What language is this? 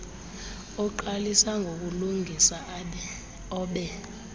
Xhosa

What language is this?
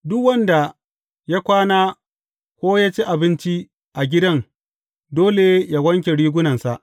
Hausa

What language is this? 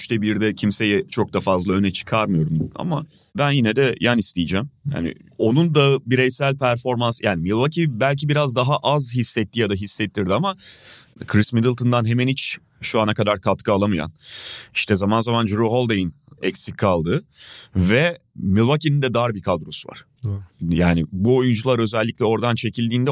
Turkish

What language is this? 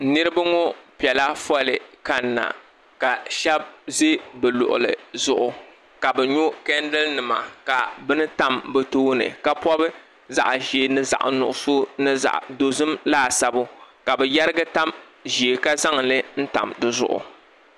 Dagbani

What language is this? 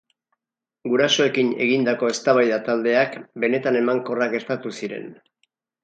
Basque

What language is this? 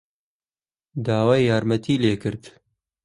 Central Kurdish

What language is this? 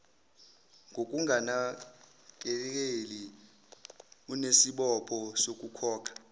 Zulu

